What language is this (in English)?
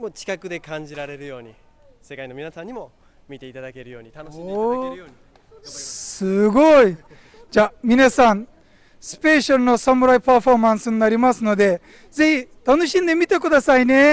Japanese